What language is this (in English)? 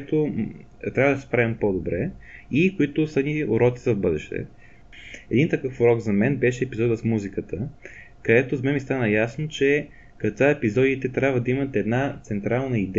Bulgarian